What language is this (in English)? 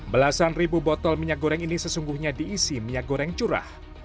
Indonesian